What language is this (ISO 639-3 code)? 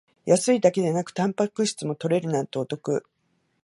jpn